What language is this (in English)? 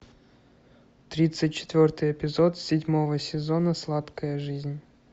Russian